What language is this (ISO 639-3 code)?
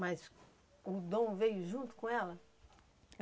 por